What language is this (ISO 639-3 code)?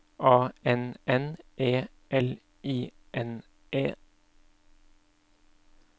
nor